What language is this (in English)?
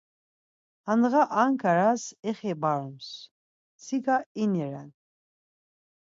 Laz